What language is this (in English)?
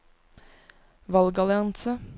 Norwegian